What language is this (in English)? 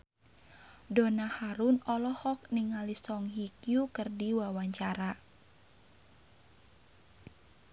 Sundanese